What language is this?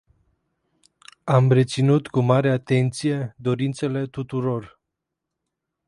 Romanian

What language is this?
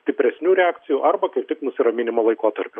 Lithuanian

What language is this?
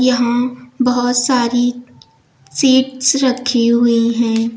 Hindi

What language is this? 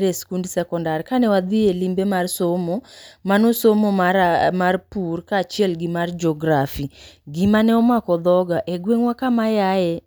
Luo (Kenya and Tanzania)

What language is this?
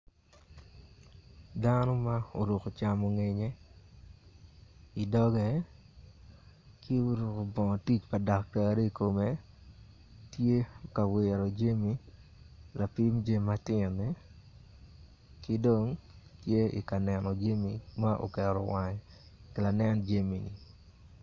Acoli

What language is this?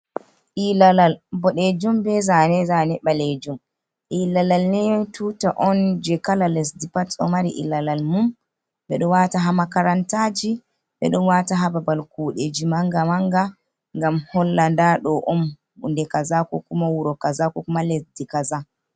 Fula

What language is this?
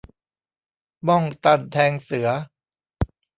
Thai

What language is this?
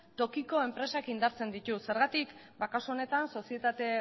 Basque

